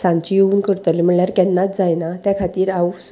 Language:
Konkani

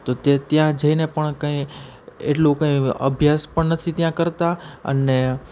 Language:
Gujarati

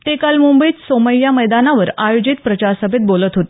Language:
Marathi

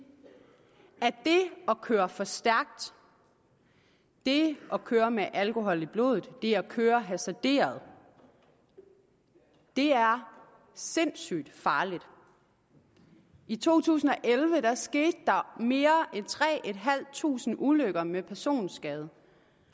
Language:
Danish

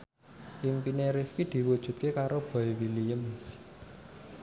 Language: Javanese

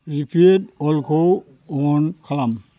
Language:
Bodo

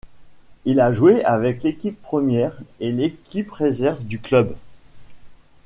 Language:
French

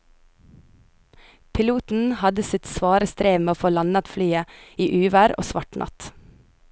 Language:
Norwegian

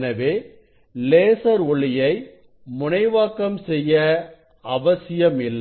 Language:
Tamil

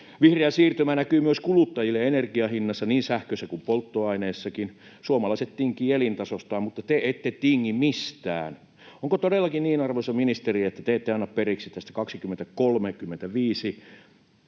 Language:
Finnish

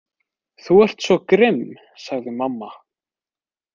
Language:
Icelandic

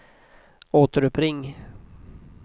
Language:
Swedish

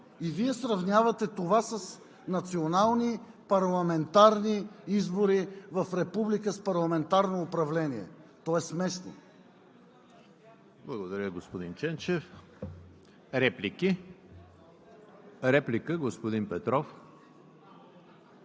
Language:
Bulgarian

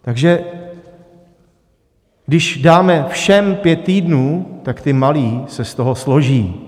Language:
Czech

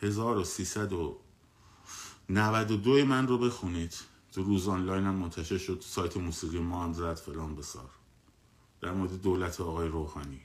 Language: Persian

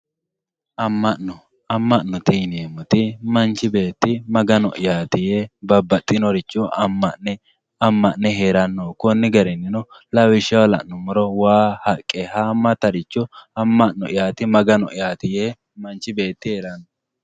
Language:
Sidamo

